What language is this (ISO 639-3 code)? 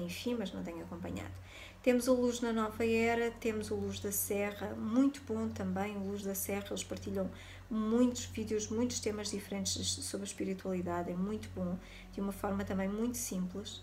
por